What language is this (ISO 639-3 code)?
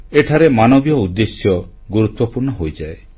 ori